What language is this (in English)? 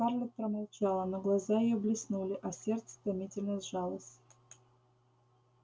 Russian